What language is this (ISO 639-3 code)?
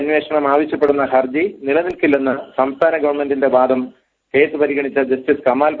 mal